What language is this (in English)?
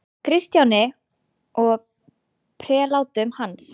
Icelandic